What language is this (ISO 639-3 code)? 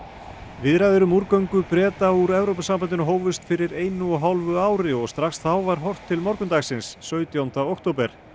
isl